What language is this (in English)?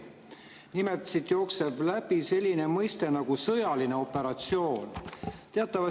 Estonian